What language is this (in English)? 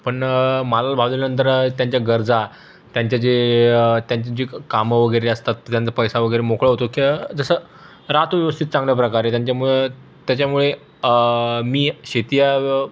Marathi